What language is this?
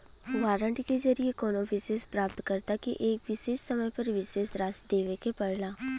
Bhojpuri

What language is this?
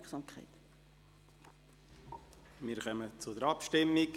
Swiss German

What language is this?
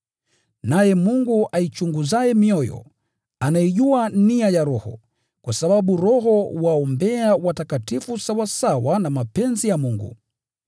Swahili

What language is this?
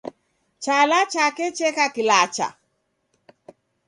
Taita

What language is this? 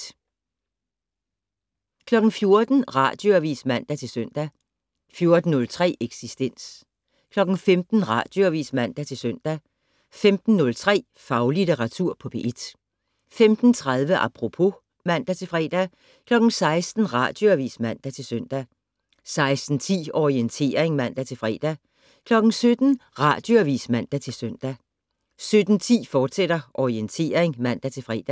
Danish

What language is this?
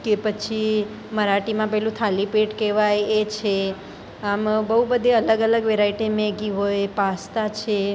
Gujarati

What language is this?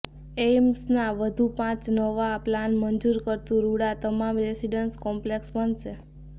Gujarati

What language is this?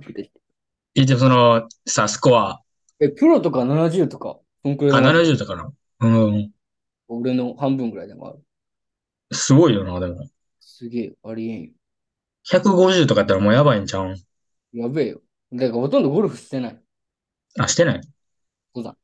Japanese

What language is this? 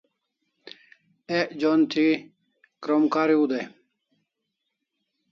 Kalasha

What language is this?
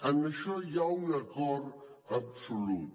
Catalan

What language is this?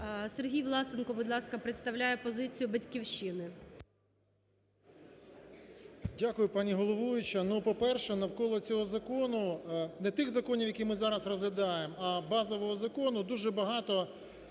Ukrainian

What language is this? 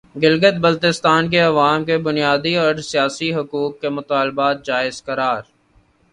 Urdu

